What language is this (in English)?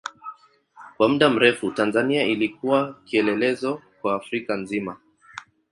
Swahili